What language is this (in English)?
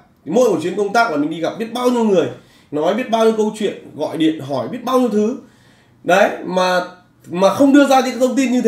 Vietnamese